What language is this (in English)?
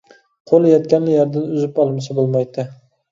Uyghur